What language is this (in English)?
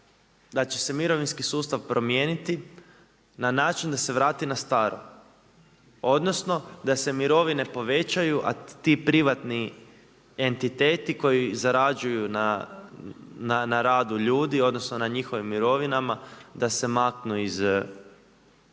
Croatian